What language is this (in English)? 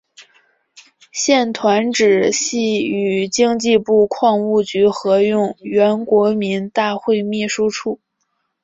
Chinese